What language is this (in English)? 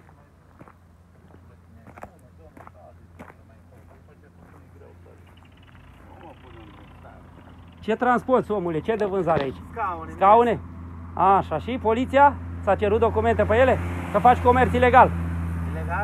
Romanian